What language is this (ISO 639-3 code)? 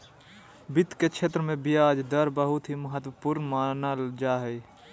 mag